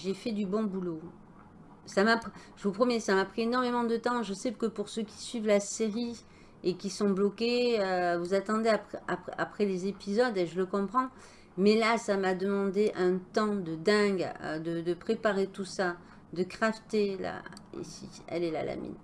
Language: French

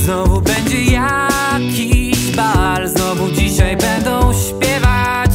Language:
Polish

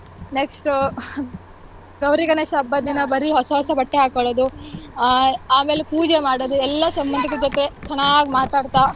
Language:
Kannada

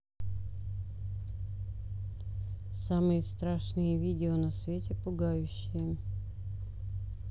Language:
Russian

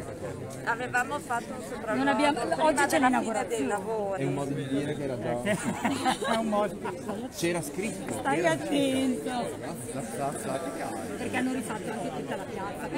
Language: Italian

